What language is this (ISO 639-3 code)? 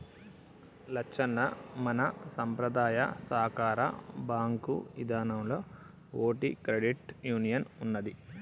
tel